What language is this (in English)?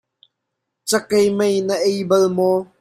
Hakha Chin